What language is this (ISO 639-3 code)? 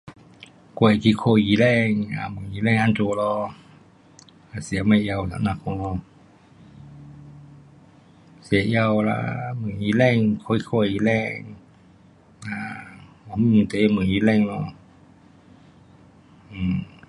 cpx